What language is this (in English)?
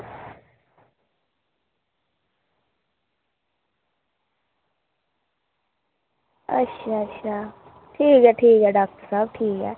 Dogri